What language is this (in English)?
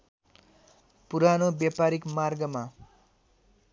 Nepali